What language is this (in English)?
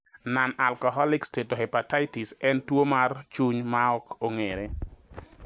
Luo (Kenya and Tanzania)